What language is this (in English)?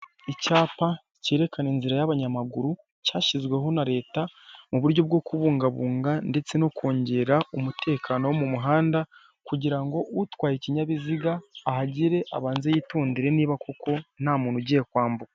Kinyarwanda